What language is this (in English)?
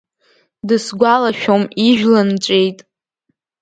Abkhazian